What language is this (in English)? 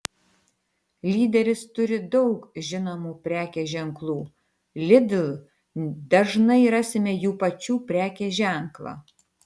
Lithuanian